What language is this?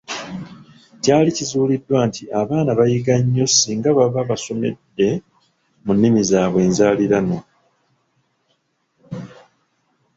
Ganda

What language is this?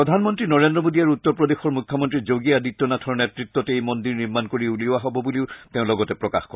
Assamese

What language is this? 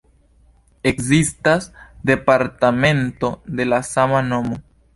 Esperanto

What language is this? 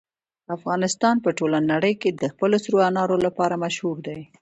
Pashto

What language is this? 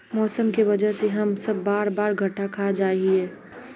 Magahi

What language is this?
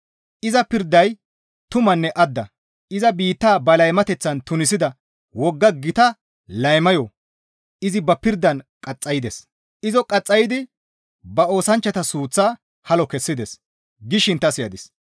Gamo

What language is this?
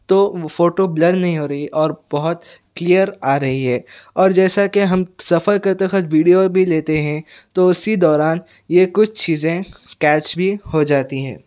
Urdu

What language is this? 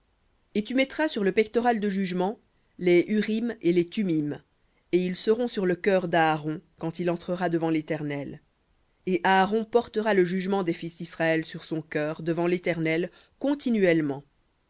French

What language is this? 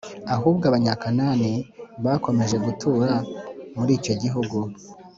Kinyarwanda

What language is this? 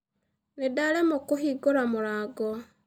Kikuyu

